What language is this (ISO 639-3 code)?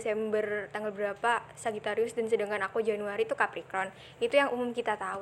ind